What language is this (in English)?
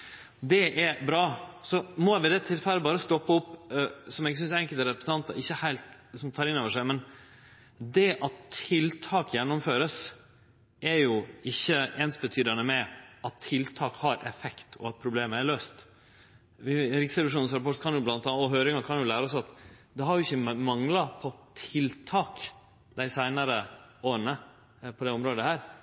Norwegian Nynorsk